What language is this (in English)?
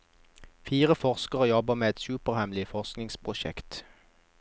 Norwegian